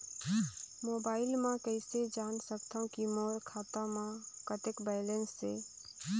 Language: Chhattisgarhi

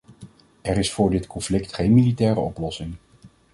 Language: Dutch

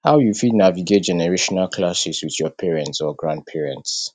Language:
Nigerian Pidgin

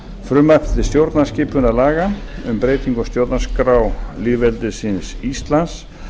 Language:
Icelandic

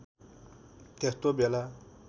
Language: Nepali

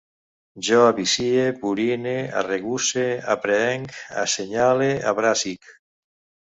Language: Catalan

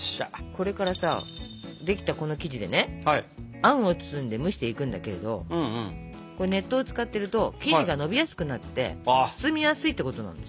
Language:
Japanese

